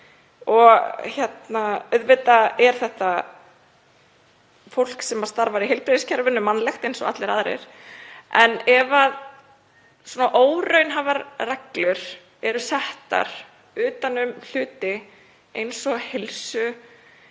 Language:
Icelandic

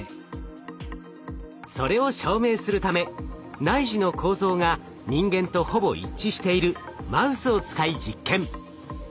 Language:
Japanese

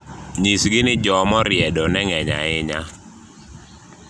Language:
Luo (Kenya and Tanzania)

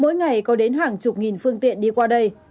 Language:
Vietnamese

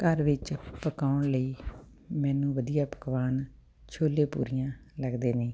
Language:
Punjabi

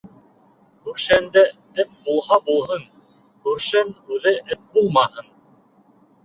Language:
Bashkir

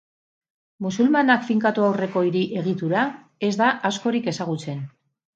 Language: Basque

